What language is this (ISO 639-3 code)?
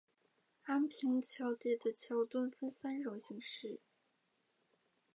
zho